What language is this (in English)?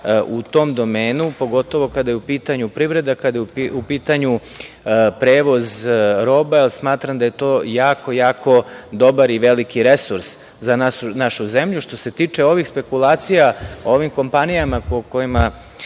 Serbian